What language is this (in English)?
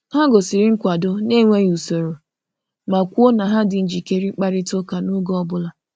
Igbo